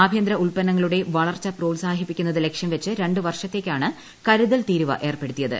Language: Malayalam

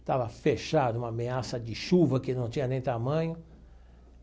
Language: Portuguese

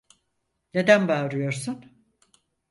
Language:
Turkish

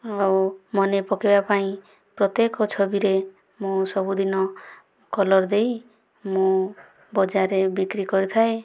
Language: Odia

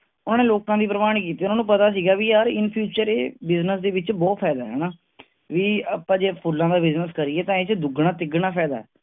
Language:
Punjabi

